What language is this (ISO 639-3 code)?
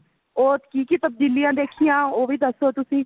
pan